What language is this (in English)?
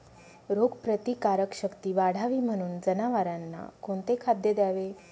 Marathi